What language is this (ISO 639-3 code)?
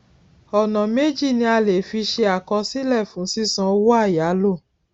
yor